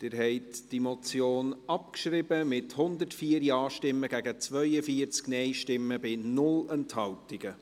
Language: Swiss German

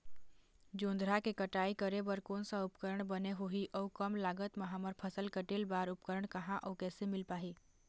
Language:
Chhattisgarhi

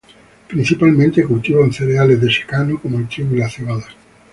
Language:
Spanish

